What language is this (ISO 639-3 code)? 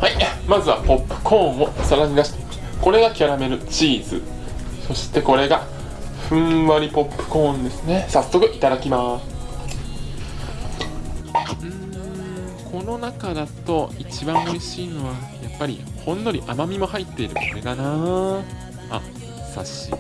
jpn